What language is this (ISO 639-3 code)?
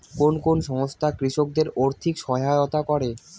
ben